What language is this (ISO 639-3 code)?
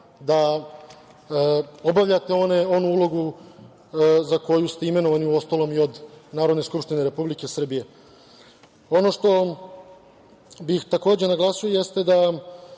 srp